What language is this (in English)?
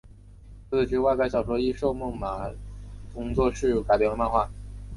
Chinese